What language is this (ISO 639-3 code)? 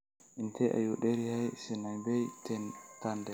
som